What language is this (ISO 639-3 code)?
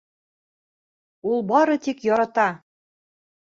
bak